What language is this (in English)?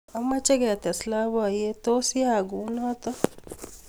Kalenjin